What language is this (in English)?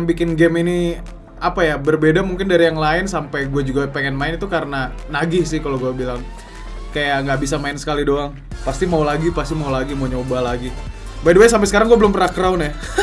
Indonesian